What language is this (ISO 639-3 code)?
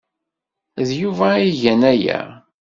kab